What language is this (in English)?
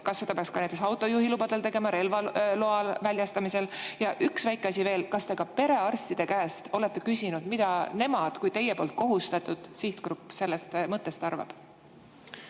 Estonian